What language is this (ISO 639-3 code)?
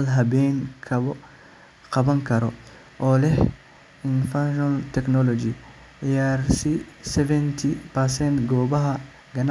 som